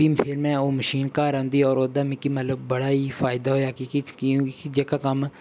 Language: Dogri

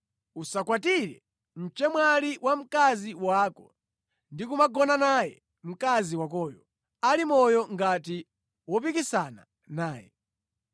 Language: Nyanja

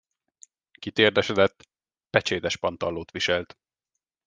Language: Hungarian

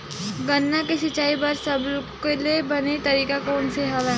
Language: Chhattisgarhi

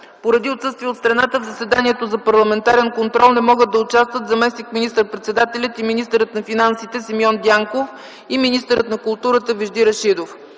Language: Bulgarian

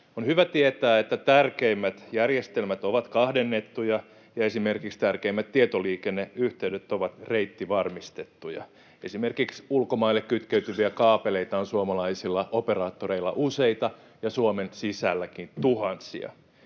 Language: Finnish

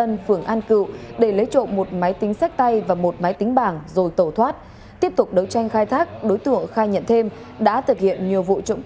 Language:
Vietnamese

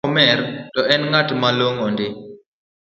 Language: Luo (Kenya and Tanzania)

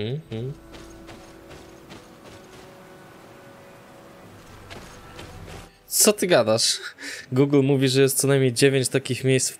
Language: Polish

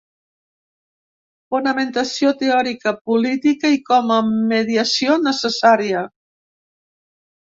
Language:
Catalan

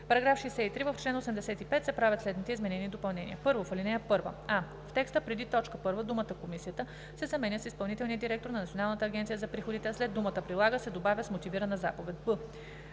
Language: Bulgarian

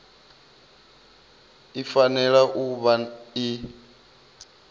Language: Venda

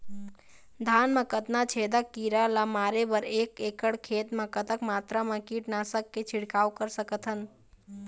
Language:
Chhattisgarhi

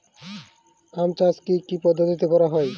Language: Bangla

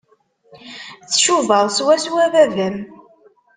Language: Kabyle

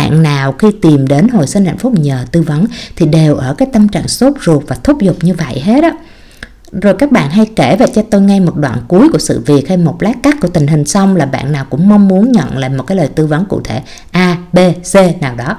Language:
Vietnamese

